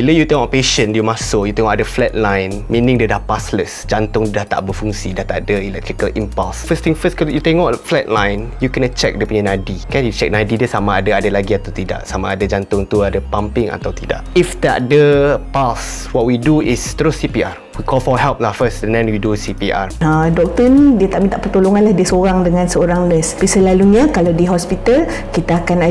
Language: Malay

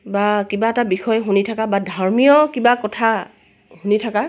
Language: Assamese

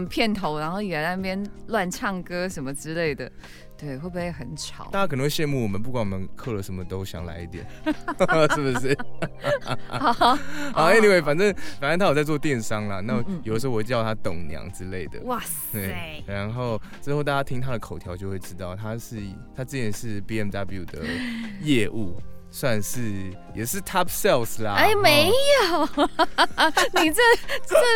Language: Chinese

